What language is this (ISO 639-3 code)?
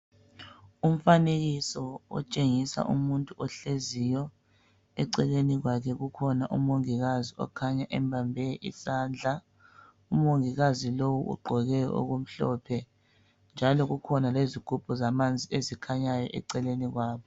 nde